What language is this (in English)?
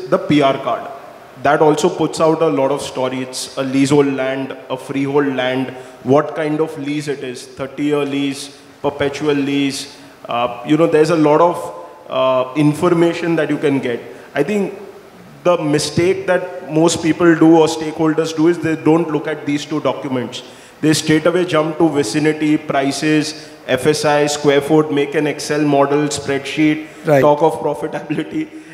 English